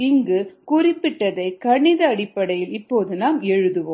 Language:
Tamil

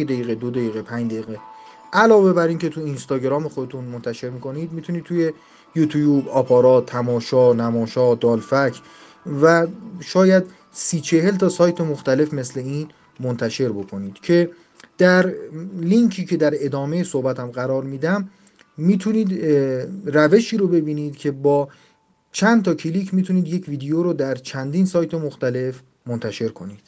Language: Persian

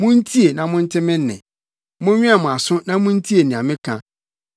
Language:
Akan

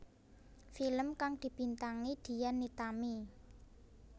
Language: Javanese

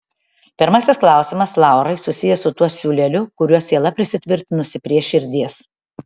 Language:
Lithuanian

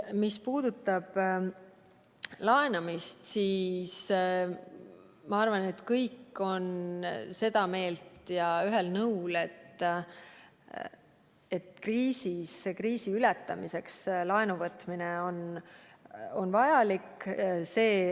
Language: Estonian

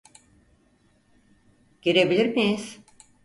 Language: Turkish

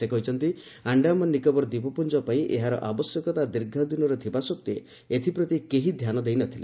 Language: Odia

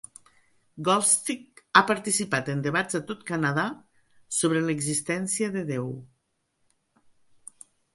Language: Catalan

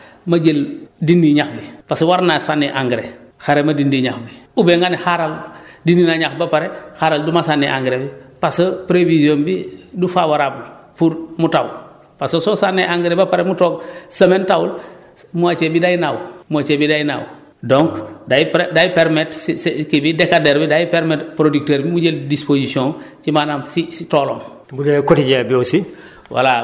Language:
Wolof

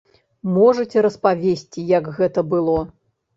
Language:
Belarusian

